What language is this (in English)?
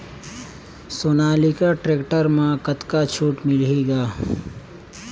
Chhattisgarhi